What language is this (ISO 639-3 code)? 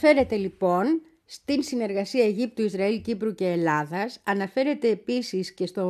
ell